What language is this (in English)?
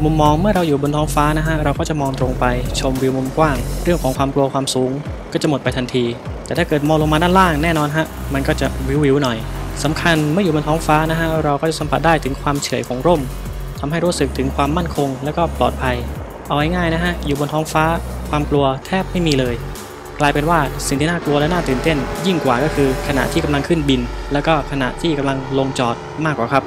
Thai